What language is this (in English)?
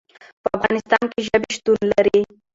Pashto